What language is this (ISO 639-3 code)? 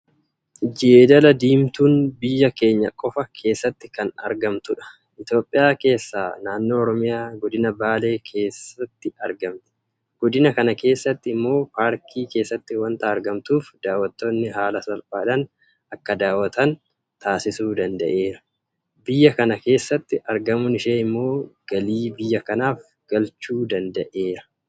orm